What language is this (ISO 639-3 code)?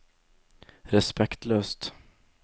nor